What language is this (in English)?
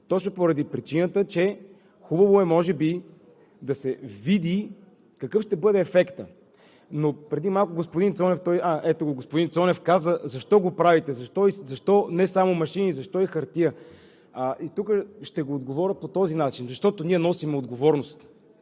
Bulgarian